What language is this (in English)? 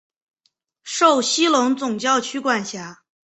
Chinese